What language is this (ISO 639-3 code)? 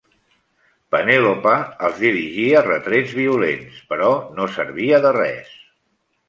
cat